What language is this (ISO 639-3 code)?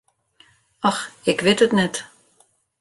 fry